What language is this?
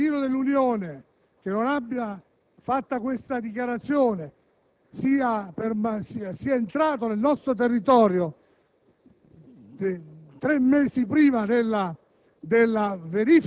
Italian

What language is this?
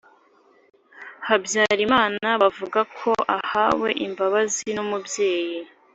Kinyarwanda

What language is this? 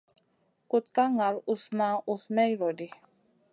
Masana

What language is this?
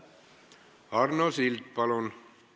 Estonian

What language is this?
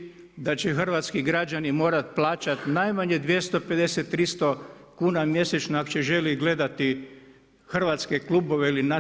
Croatian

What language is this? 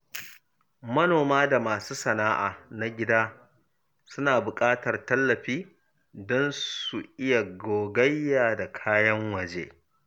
Hausa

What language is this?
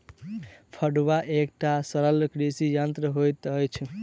Maithili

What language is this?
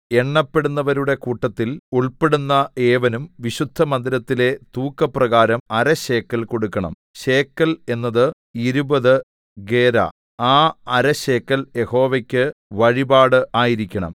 Malayalam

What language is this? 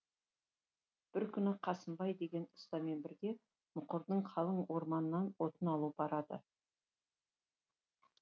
Kazakh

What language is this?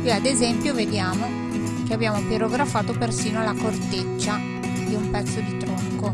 Italian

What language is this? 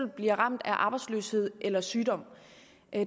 Danish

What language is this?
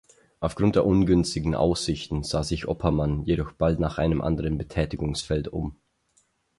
German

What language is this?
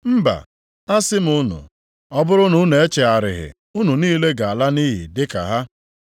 Igbo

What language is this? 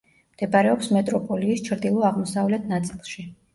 Georgian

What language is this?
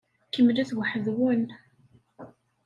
Kabyle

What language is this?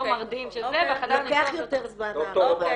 Hebrew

